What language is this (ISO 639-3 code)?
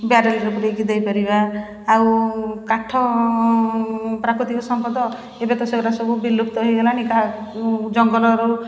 ori